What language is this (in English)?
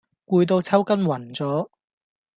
Cantonese